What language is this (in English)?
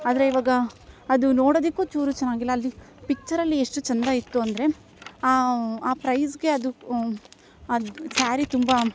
Kannada